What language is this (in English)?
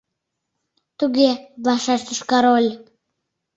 Mari